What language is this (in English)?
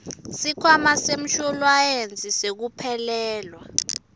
Swati